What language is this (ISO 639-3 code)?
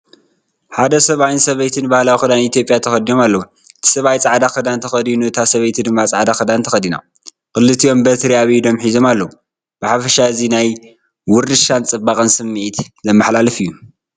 tir